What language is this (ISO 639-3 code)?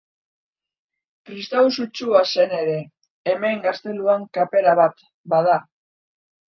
eus